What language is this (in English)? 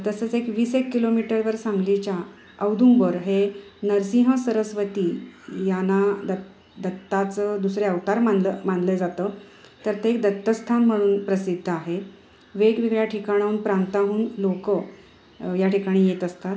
Marathi